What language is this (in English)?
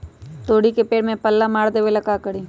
Magahi